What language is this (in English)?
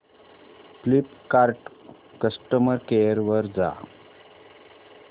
Marathi